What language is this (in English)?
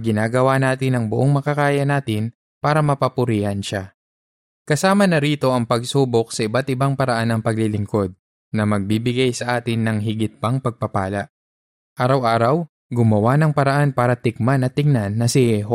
Filipino